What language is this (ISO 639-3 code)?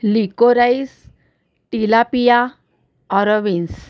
mar